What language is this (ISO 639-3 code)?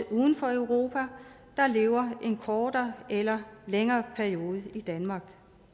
dan